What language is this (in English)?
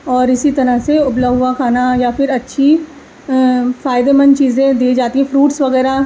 Urdu